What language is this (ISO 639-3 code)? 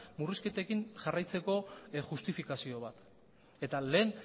eus